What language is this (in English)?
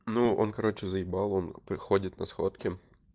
Russian